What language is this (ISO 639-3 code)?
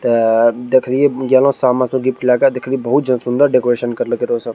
mai